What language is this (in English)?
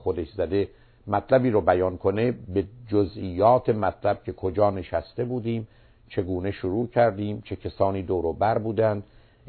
Persian